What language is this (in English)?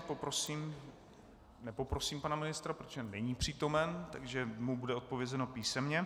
Czech